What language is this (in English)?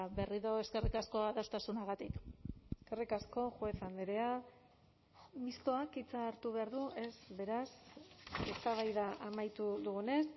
Basque